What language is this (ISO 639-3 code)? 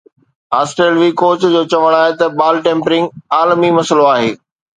snd